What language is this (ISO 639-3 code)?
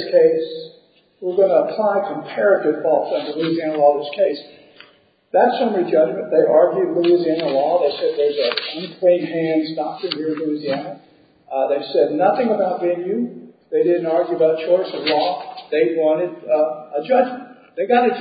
eng